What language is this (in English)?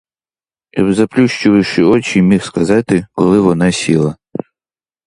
Ukrainian